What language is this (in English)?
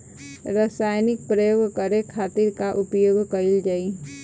Bhojpuri